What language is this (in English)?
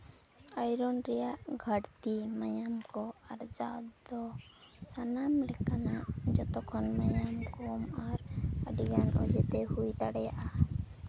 Santali